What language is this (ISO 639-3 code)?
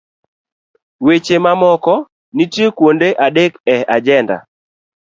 luo